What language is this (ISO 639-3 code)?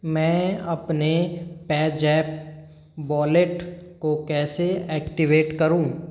hin